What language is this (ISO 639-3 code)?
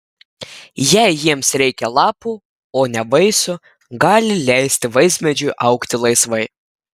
lit